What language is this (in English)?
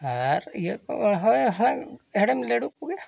Santali